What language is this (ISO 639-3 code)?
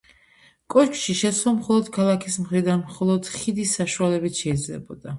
kat